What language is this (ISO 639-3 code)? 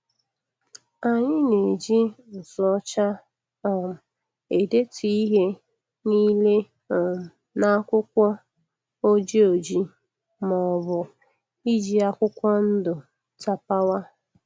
ibo